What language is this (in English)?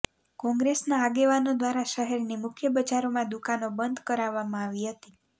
Gujarati